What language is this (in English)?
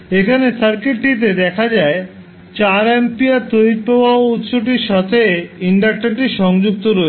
Bangla